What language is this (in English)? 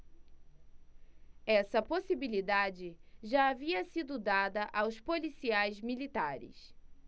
Portuguese